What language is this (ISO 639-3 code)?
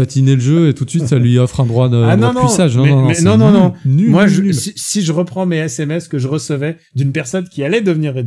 fra